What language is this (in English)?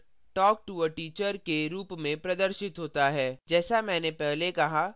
Hindi